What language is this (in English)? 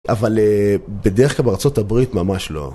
Hebrew